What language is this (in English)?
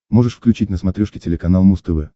Russian